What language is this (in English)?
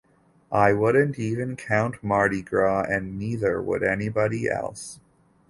English